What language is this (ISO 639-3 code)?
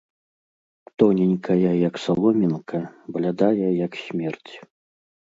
bel